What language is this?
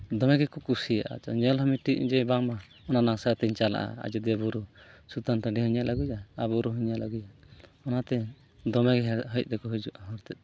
Santali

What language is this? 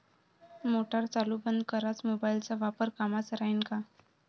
Marathi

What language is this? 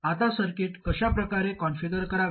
Marathi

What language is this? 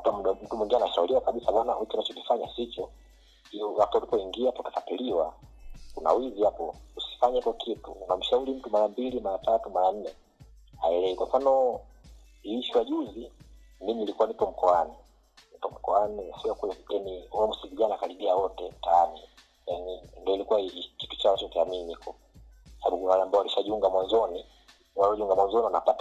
Swahili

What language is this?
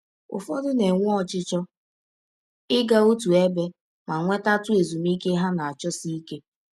Igbo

